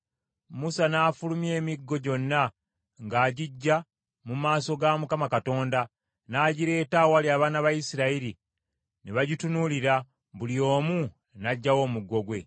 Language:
Ganda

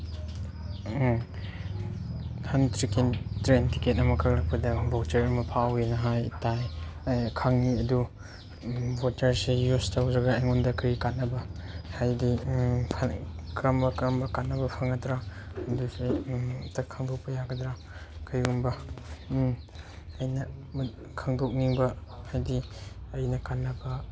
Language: Manipuri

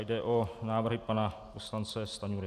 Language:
Czech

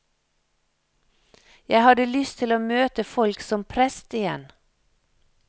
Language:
Norwegian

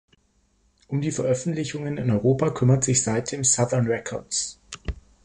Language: German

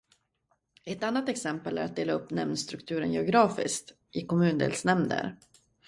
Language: Swedish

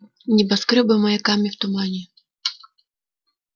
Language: Russian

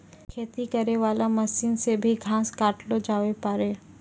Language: Maithili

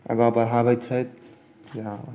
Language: Maithili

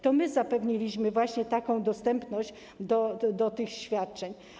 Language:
Polish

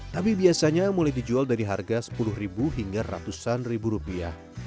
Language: Indonesian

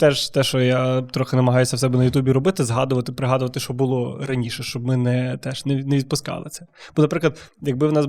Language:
Ukrainian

